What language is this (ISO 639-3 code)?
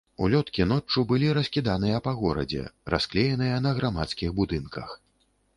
bel